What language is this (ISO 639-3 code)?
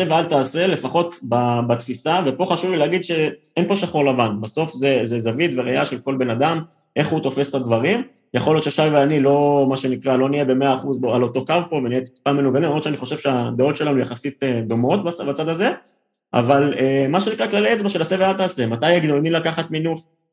heb